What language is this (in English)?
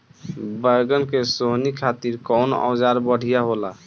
Bhojpuri